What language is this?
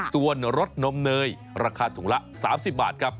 Thai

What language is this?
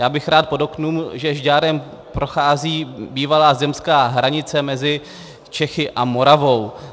Czech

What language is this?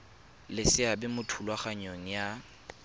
Tswana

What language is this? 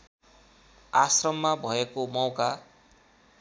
Nepali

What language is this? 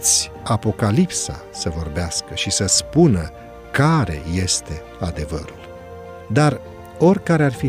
Romanian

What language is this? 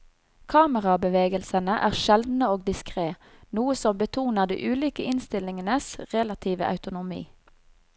Norwegian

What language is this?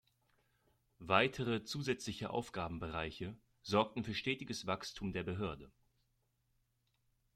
German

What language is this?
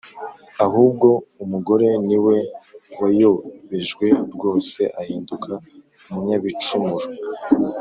Kinyarwanda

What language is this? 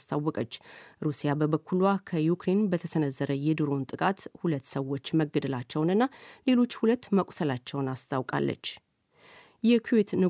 Amharic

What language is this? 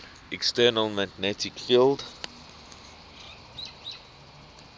English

